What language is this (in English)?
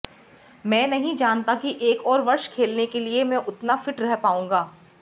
Hindi